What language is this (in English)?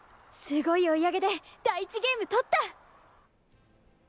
Japanese